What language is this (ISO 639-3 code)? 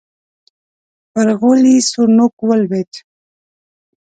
pus